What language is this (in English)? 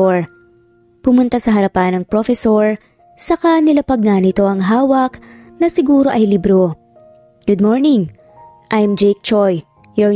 Filipino